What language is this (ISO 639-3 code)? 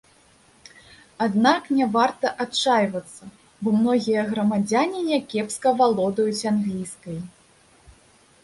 bel